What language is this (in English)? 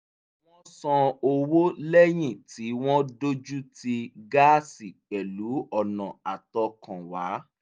Yoruba